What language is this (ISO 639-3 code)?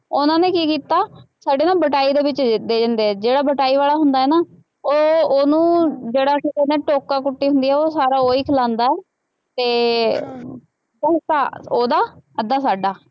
pan